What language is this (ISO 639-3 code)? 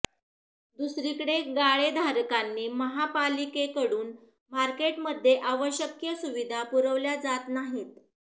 mar